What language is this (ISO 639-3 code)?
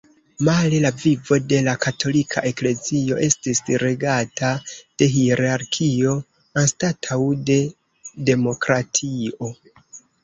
epo